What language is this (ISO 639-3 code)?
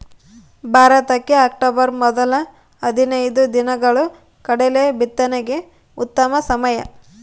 kan